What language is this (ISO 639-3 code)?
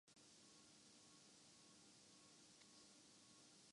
urd